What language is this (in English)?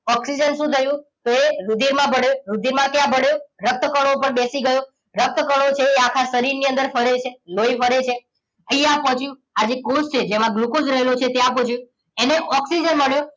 Gujarati